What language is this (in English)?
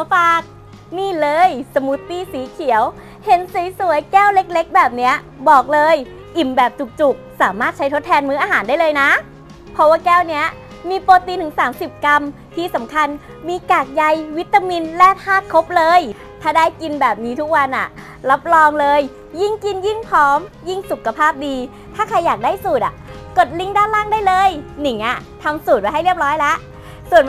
Thai